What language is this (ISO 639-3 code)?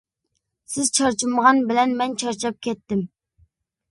uig